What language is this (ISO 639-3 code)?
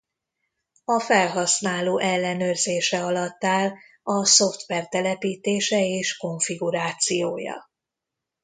hun